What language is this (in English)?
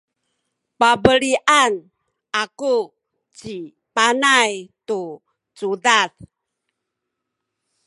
Sakizaya